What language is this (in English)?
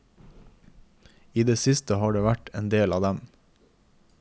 Norwegian